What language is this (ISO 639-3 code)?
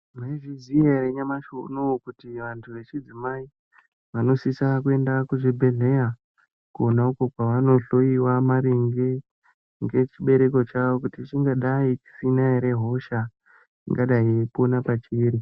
ndc